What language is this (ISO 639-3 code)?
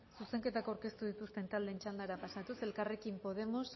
eus